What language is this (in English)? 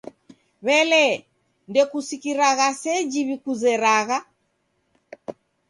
Taita